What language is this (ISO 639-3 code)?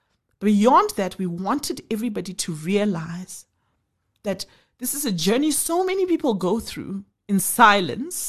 eng